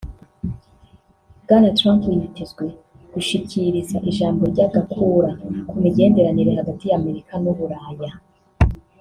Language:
Kinyarwanda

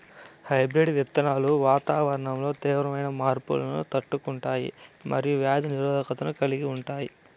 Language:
Telugu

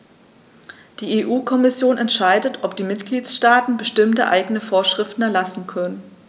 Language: German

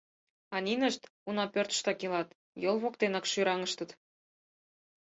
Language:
Mari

